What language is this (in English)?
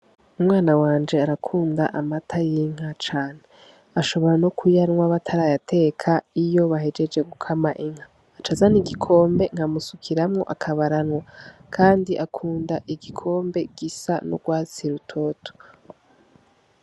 Rundi